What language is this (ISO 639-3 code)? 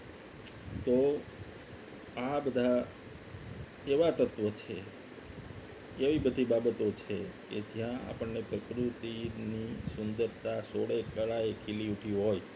guj